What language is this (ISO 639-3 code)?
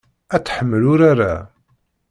kab